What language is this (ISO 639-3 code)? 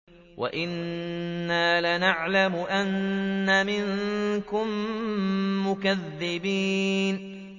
ara